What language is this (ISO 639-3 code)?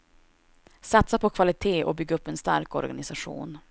swe